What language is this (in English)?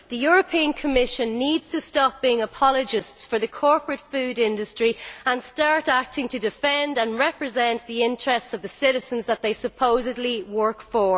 English